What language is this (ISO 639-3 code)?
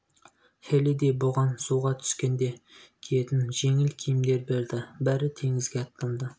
kaz